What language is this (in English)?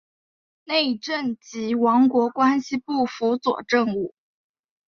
Chinese